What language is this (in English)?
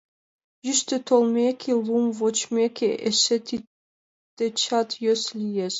Mari